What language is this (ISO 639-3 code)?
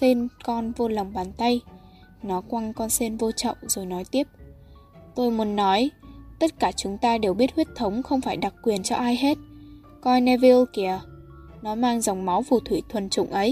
vie